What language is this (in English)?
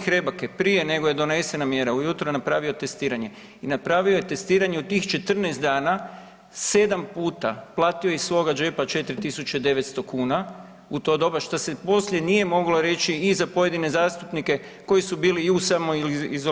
Croatian